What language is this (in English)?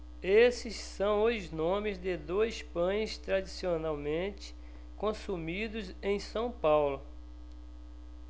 Portuguese